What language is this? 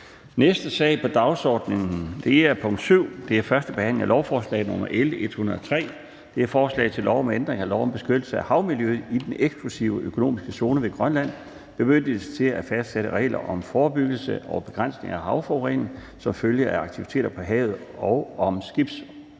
Danish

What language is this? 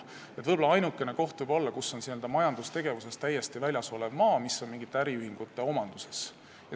Estonian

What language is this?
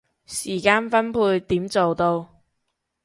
Cantonese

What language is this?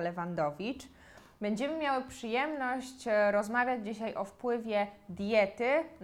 Polish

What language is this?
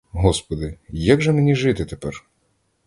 Ukrainian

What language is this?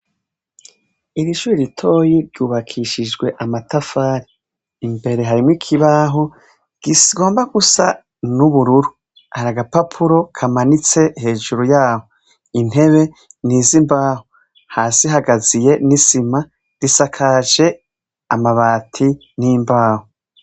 Rundi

